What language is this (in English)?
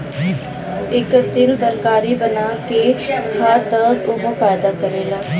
Bhojpuri